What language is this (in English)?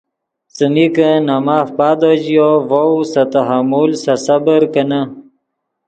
Yidgha